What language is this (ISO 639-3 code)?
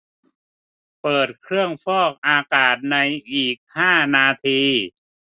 tha